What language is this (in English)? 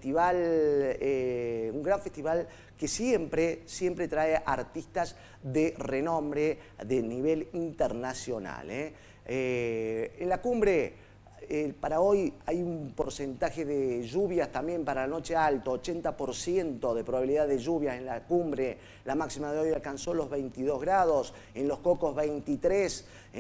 Spanish